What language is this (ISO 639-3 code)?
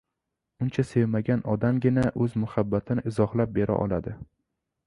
uzb